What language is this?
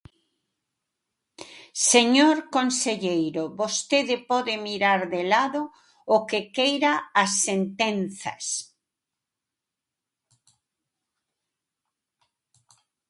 Galician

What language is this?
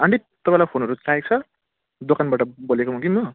Nepali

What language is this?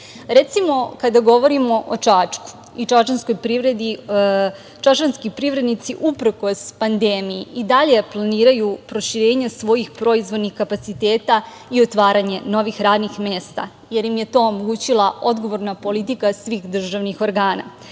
Serbian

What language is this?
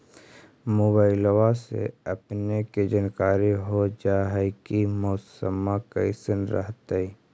Magahi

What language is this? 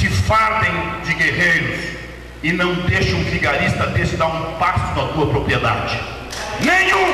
Portuguese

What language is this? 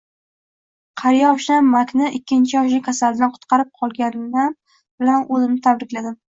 Uzbek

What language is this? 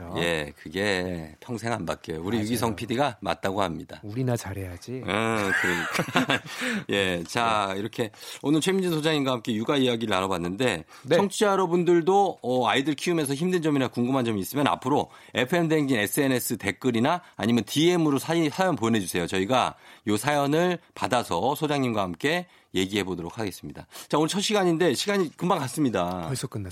Korean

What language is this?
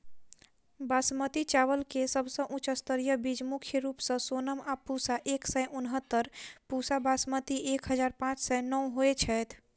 Maithili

